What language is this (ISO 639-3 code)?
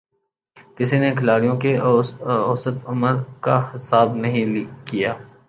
urd